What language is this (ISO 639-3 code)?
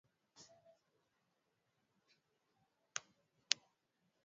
swa